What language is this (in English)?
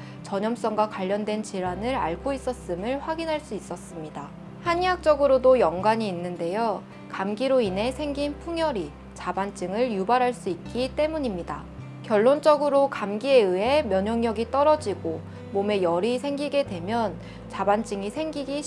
Korean